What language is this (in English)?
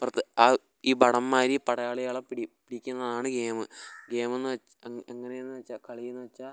Malayalam